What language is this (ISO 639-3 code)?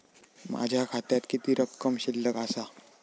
mar